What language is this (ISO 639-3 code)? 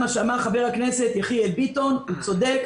heb